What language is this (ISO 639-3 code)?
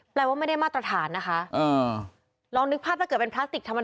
tha